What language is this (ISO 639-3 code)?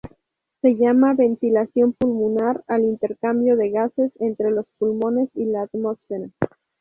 spa